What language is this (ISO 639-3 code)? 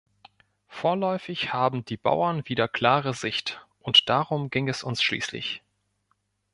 deu